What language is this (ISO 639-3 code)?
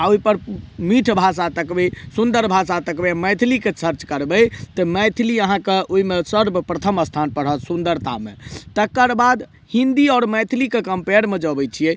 mai